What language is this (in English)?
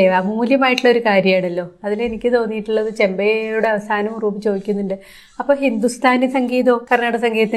Malayalam